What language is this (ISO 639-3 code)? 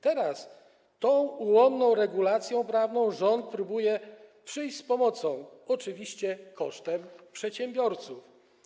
pol